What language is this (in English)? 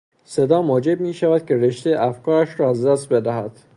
Persian